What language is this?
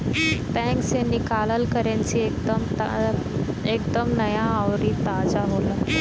Bhojpuri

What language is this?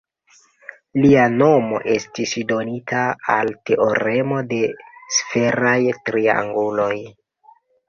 Esperanto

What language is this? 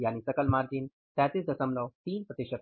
Hindi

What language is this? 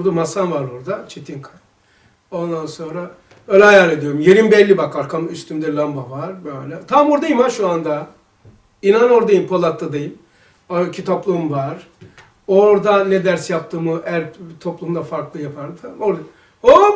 Turkish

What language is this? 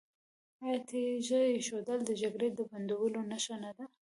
Pashto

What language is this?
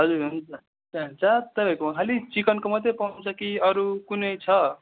Nepali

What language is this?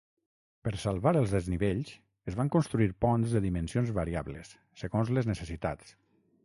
Catalan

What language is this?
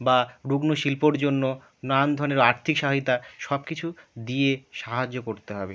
Bangla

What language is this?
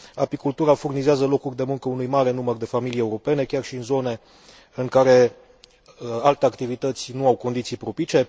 Romanian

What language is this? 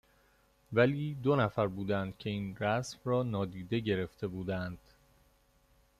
Persian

